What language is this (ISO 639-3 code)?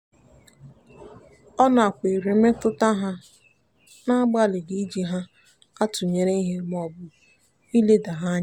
ibo